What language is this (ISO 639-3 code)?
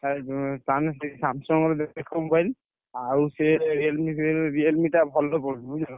ori